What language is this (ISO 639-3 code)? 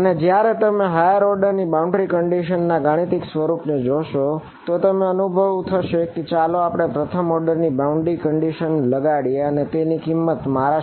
guj